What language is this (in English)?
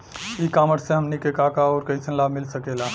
Bhojpuri